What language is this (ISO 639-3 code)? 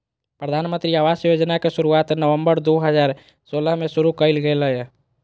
mag